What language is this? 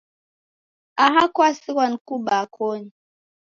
Taita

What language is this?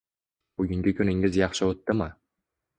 Uzbek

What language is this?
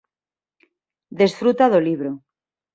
Galician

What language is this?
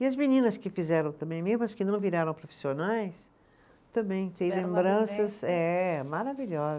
Portuguese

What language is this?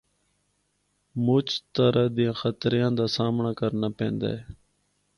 Northern Hindko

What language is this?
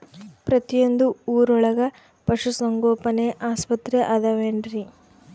Kannada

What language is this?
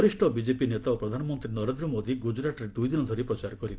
Odia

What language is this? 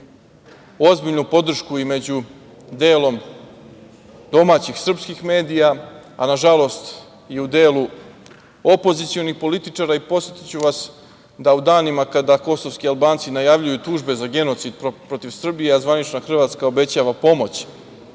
Serbian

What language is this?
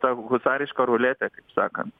Lithuanian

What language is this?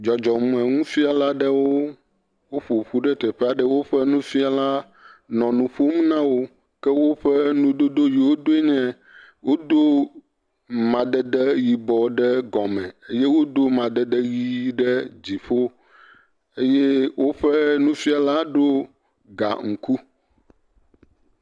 Ewe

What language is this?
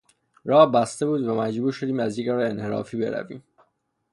Persian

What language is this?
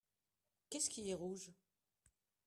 French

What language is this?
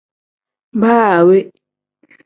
Tem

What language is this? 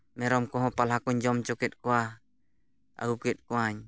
Santali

